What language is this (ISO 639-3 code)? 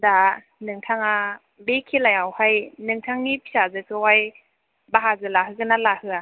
brx